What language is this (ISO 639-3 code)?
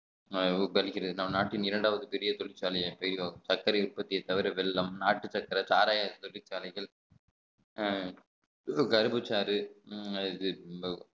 tam